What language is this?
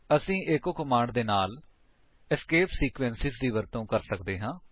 Punjabi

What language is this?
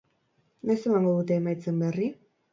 Basque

